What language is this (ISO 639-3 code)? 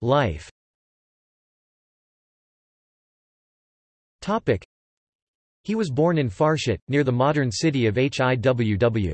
eng